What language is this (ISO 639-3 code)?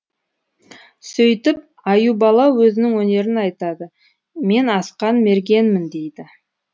kaz